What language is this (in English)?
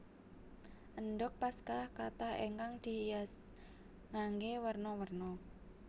Javanese